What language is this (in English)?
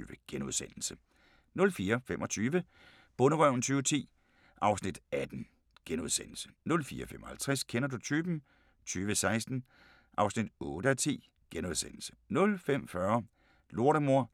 Danish